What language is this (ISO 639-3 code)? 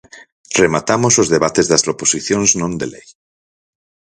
glg